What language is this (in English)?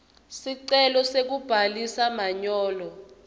Swati